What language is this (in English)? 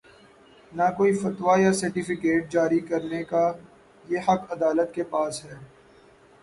Urdu